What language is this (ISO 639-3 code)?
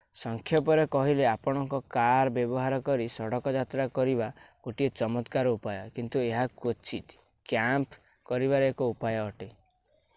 ori